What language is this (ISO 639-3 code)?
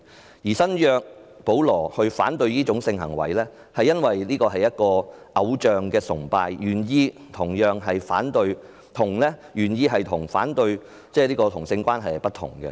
yue